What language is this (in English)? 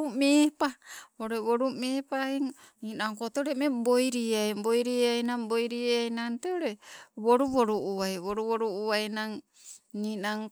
Sibe